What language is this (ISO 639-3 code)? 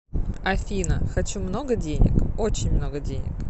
rus